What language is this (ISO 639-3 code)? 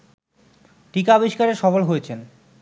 ben